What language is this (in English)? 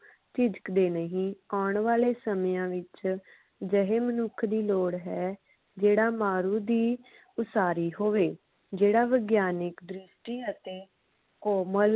Punjabi